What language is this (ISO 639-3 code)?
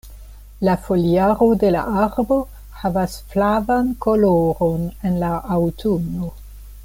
epo